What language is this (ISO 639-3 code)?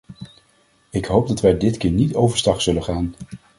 nld